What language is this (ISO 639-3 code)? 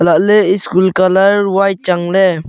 nnp